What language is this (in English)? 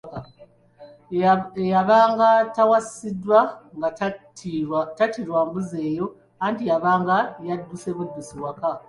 Ganda